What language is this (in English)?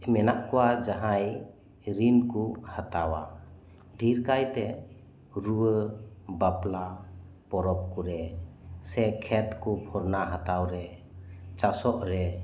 Santali